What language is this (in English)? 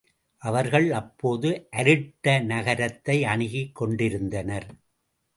Tamil